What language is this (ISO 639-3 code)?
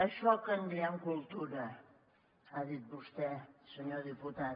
cat